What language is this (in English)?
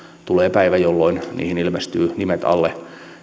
Finnish